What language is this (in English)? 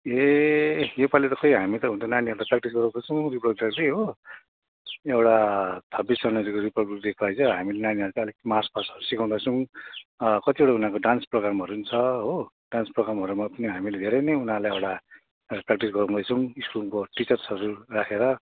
Nepali